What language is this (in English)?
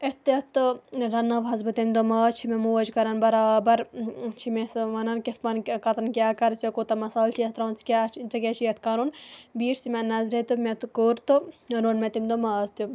Kashmiri